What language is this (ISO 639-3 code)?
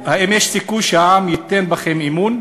heb